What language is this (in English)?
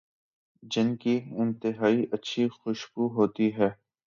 Urdu